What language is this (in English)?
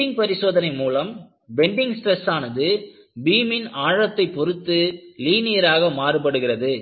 Tamil